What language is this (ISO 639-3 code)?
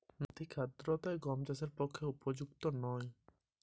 ben